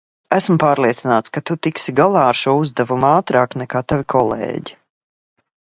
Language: Latvian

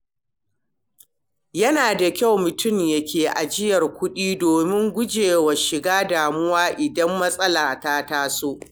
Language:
Hausa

